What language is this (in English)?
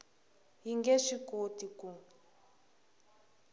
Tsonga